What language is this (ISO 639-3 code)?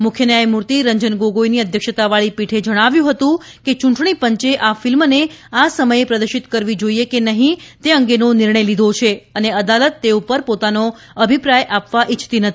guj